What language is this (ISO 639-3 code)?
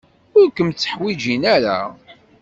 kab